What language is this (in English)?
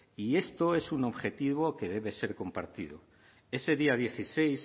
Spanish